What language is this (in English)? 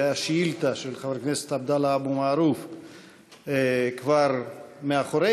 Hebrew